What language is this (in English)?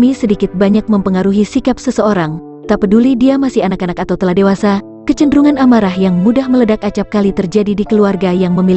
Indonesian